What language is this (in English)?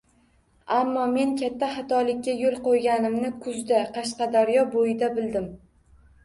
Uzbek